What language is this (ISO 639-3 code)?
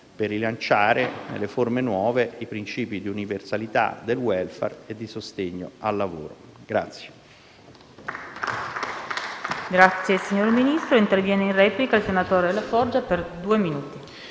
ita